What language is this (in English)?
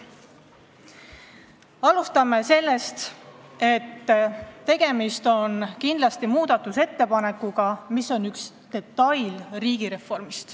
Estonian